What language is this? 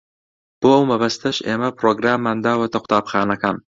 Central Kurdish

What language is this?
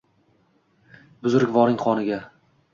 Uzbek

